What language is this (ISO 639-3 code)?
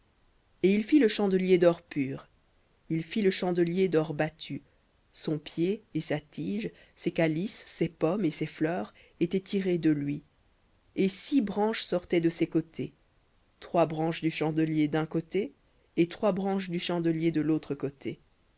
fra